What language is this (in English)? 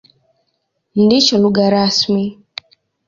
Swahili